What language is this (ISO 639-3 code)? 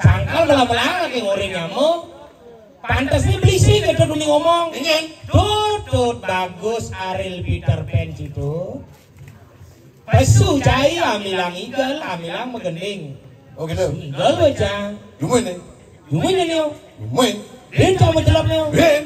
ind